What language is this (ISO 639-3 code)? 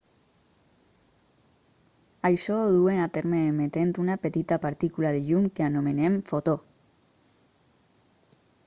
cat